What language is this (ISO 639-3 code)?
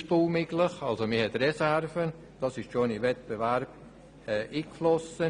gsw